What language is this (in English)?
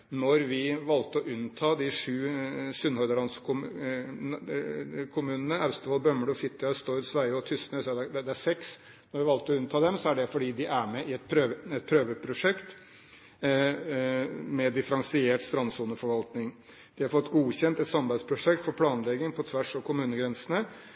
Norwegian Bokmål